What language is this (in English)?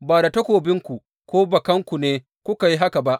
Hausa